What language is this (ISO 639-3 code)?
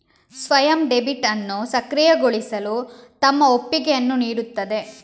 kan